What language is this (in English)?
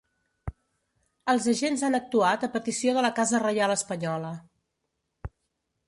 Catalan